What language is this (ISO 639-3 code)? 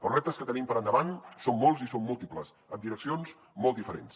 cat